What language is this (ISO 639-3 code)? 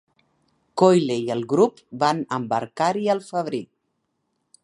cat